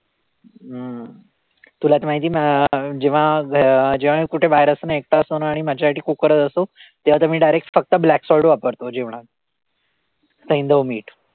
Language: Marathi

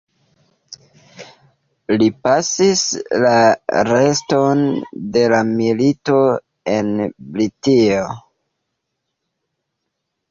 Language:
Esperanto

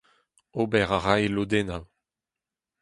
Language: Breton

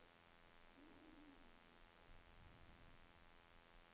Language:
Norwegian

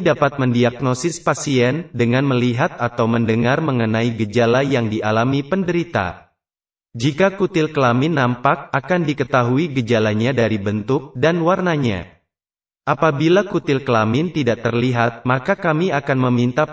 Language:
Indonesian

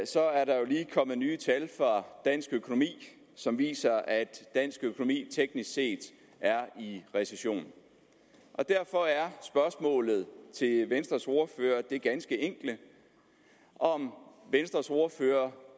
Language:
Danish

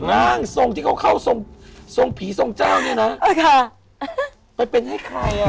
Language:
Thai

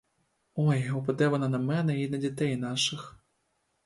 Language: Ukrainian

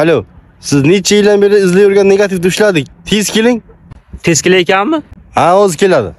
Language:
Turkish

